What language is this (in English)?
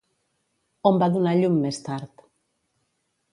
Catalan